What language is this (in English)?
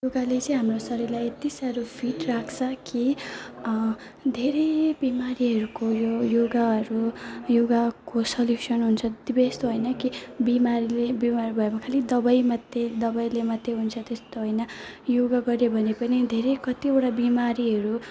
Nepali